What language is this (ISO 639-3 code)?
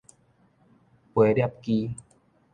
nan